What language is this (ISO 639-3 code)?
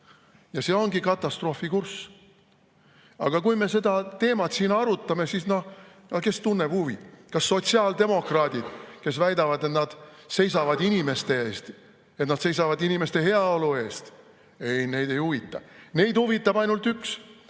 est